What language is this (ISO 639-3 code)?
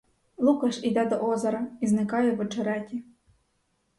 ukr